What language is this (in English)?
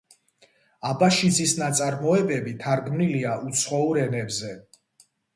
Georgian